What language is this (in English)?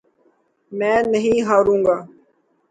Urdu